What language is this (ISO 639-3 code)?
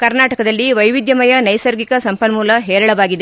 kan